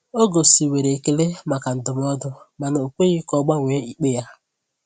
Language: Igbo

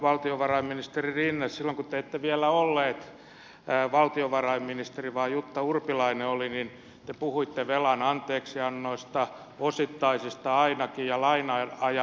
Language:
Finnish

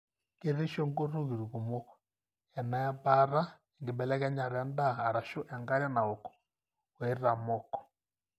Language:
Masai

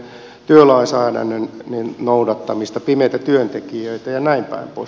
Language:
Finnish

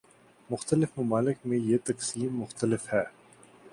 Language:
Urdu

